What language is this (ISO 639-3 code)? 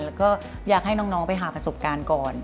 tha